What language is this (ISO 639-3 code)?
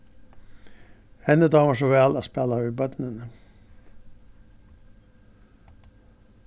fao